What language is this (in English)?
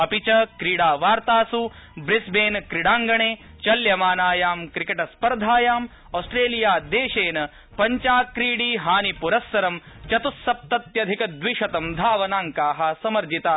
Sanskrit